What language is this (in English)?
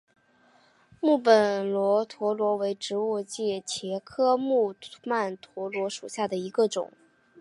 Chinese